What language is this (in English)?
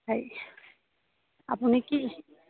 Assamese